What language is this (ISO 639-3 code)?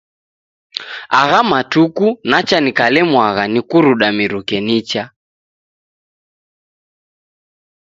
dav